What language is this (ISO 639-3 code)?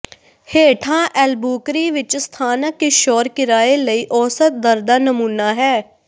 pan